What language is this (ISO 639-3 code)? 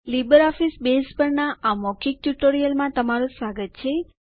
guj